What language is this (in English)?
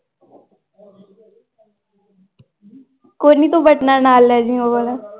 Punjabi